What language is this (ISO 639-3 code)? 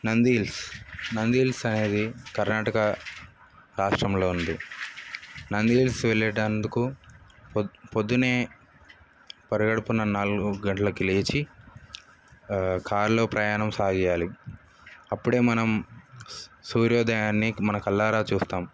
tel